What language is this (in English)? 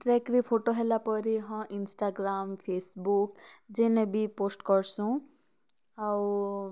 Odia